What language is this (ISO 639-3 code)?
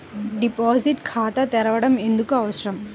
tel